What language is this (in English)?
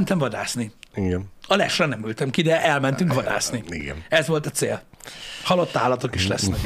Hungarian